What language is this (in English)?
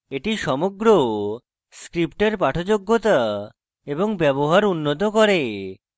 Bangla